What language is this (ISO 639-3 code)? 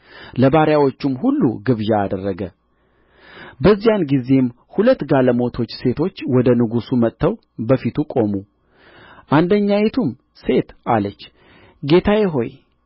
amh